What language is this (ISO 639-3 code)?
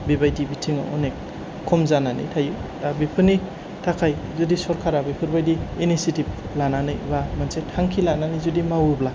brx